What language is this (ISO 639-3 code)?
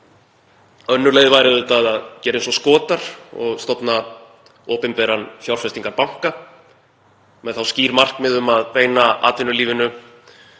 isl